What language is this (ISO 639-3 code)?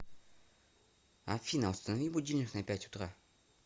rus